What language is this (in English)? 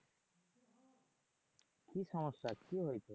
Bangla